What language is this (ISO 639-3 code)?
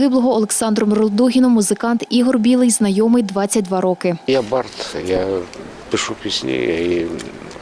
ukr